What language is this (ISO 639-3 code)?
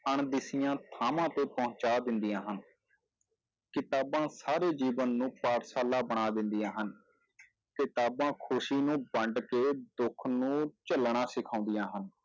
pan